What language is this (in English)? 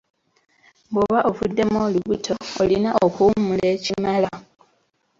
Ganda